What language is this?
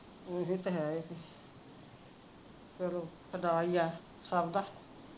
Punjabi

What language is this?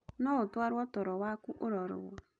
Kikuyu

